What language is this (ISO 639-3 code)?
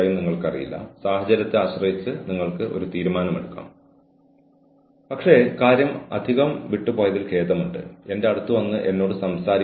mal